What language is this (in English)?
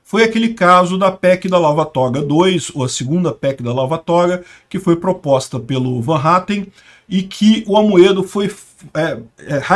Portuguese